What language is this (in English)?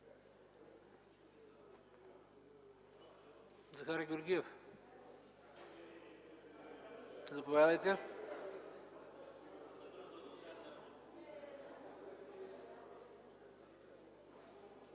Bulgarian